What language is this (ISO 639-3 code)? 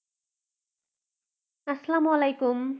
ben